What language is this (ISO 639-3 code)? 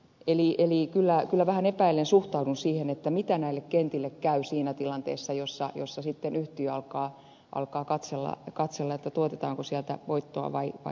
fin